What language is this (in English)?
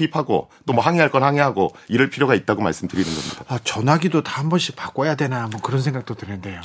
Korean